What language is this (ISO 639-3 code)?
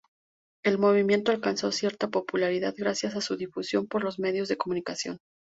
spa